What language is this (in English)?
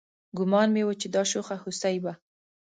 Pashto